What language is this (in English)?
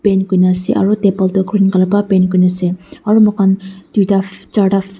Naga Pidgin